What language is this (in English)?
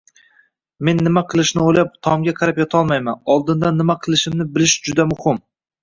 Uzbek